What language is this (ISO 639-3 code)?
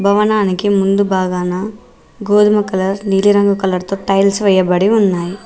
tel